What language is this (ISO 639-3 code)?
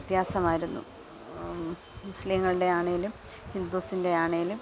mal